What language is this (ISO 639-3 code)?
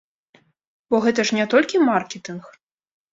bel